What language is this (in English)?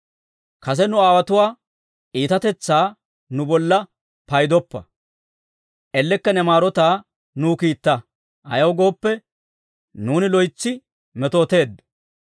Dawro